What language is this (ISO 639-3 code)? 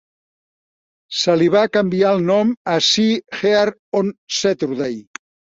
cat